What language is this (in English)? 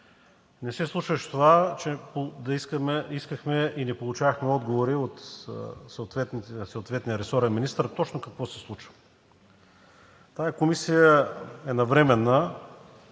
Bulgarian